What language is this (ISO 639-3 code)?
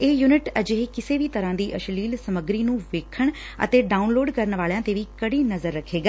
pan